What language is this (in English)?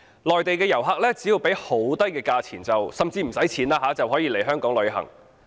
Cantonese